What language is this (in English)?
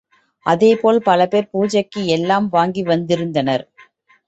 Tamil